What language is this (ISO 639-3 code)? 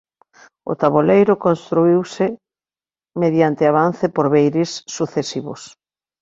glg